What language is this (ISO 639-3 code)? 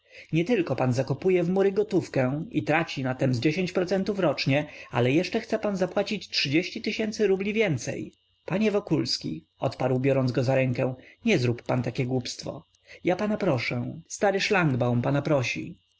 pol